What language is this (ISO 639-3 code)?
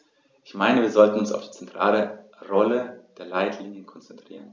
deu